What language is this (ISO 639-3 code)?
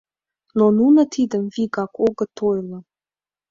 chm